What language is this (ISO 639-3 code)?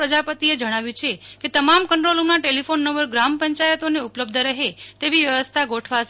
guj